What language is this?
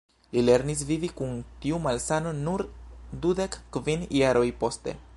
Esperanto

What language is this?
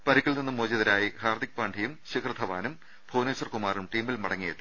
Malayalam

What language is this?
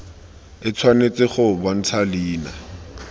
Tswana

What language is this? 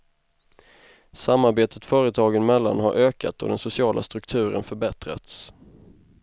Swedish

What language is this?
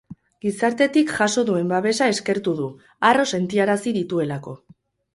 Basque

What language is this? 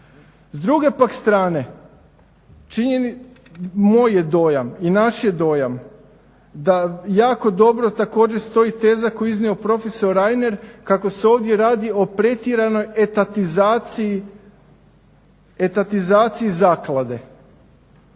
Croatian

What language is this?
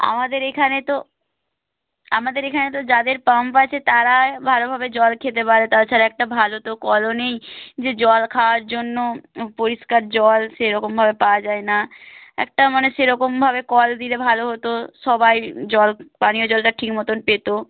Bangla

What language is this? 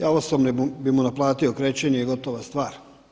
Croatian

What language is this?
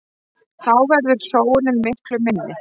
Icelandic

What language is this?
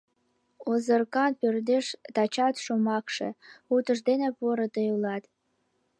Mari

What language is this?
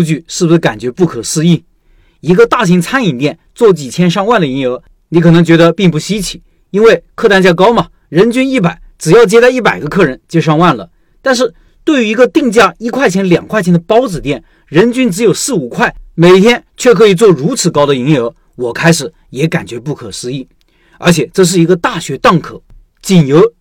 Chinese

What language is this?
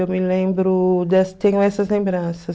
Portuguese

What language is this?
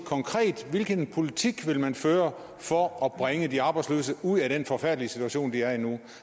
Danish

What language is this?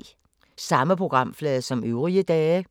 Danish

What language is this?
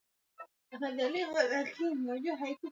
Swahili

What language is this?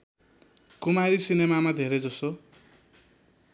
Nepali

